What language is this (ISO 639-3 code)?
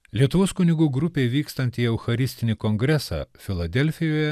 lit